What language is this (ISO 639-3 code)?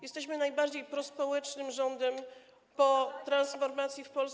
pol